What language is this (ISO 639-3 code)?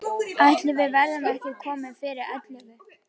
isl